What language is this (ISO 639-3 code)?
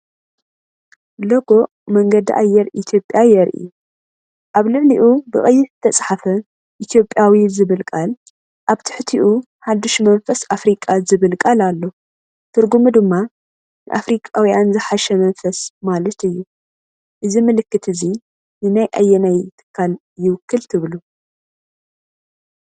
tir